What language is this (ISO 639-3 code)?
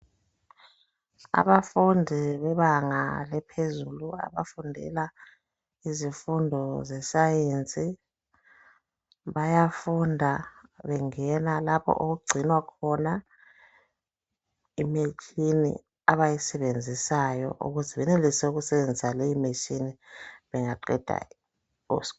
nde